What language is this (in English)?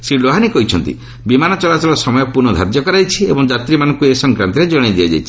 Odia